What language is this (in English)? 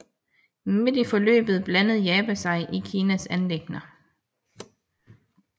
Danish